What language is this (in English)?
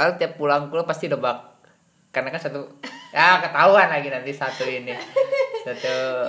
Indonesian